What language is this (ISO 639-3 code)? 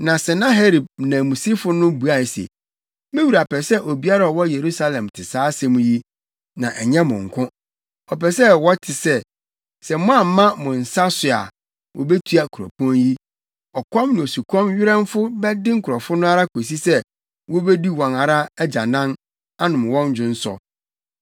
aka